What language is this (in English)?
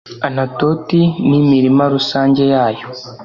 Kinyarwanda